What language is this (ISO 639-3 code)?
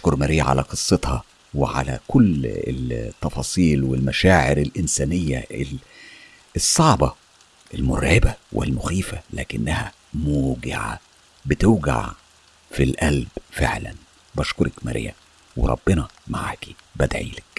ara